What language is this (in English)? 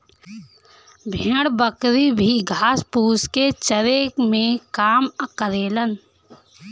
Bhojpuri